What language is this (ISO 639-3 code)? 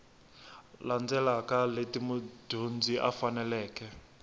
tso